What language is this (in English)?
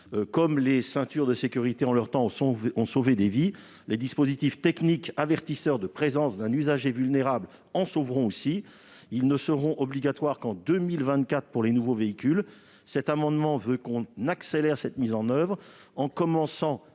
French